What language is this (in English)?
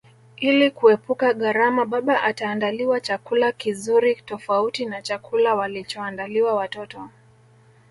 Swahili